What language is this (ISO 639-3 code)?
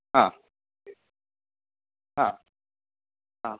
san